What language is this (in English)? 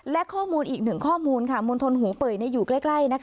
Thai